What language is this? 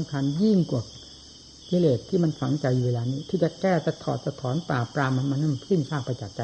Thai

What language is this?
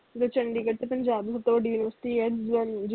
Punjabi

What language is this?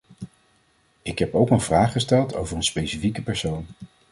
Dutch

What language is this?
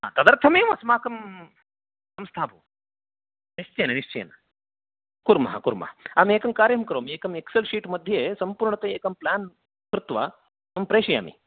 Sanskrit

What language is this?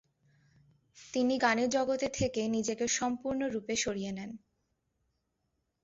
Bangla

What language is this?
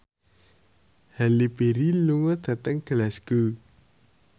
Javanese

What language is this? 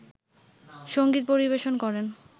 Bangla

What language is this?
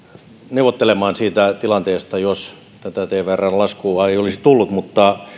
Finnish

